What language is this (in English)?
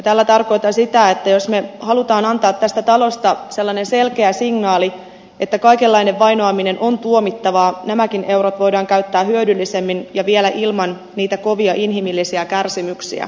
Finnish